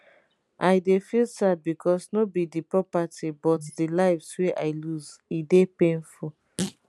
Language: Nigerian Pidgin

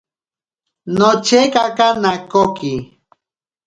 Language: Ashéninka Perené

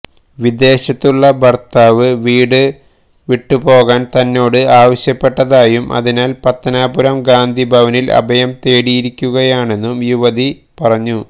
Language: Malayalam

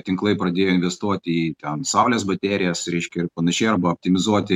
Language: Lithuanian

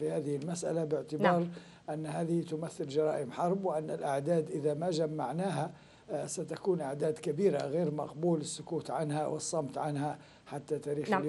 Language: Arabic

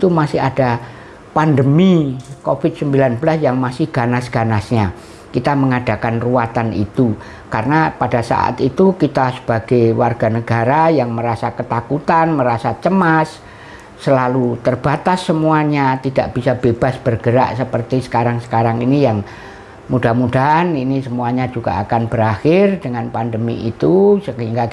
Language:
Indonesian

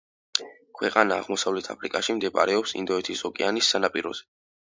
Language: Georgian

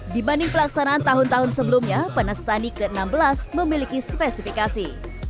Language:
Indonesian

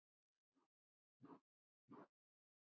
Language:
Icelandic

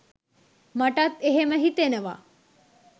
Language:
Sinhala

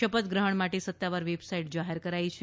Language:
Gujarati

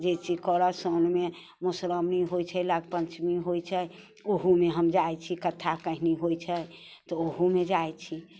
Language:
Maithili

